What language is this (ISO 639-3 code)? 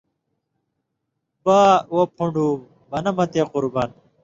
mvy